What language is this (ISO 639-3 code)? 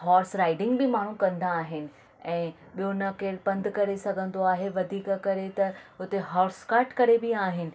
snd